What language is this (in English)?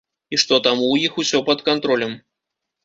Belarusian